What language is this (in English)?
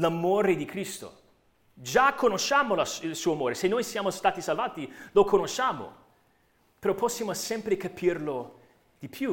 Italian